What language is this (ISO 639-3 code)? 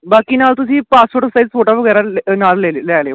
pan